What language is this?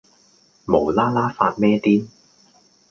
Cantonese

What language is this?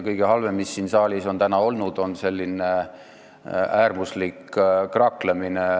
Estonian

